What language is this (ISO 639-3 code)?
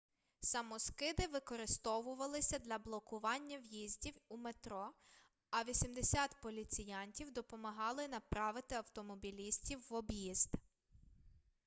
ukr